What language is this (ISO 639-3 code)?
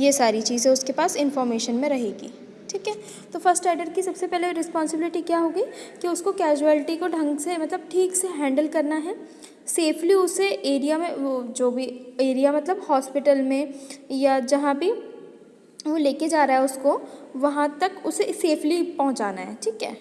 hin